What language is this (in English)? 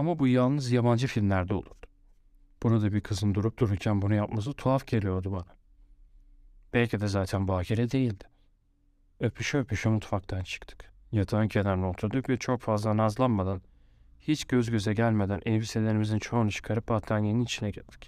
Turkish